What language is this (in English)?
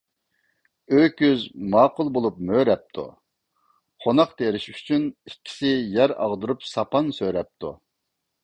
Uyghur